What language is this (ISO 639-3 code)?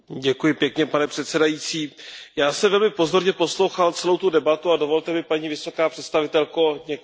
ces